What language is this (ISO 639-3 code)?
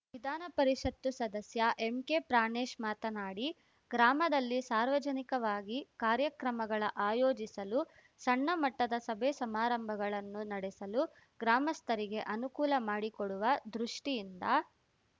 kan